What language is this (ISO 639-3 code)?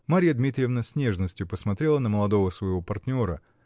rus